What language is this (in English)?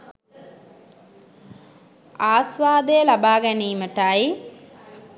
Sinhala